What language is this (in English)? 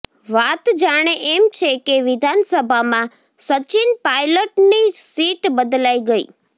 Gujarati